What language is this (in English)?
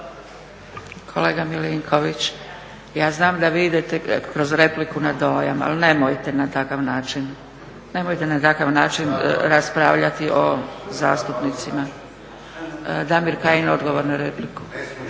Croatian